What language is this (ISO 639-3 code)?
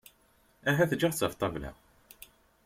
kab